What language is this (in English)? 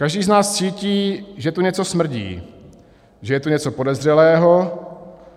Czech